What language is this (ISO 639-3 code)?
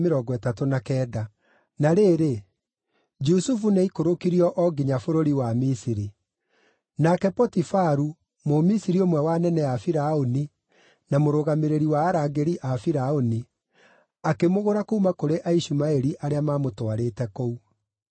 kik